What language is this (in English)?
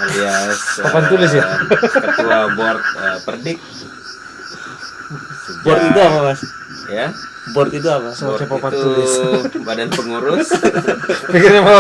Indonesian